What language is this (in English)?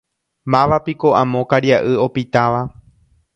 Guarani